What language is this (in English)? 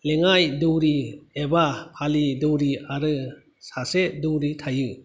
Bodo